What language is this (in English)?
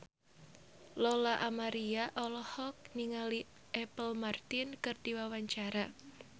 Sundanese